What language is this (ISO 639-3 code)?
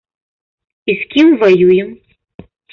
bel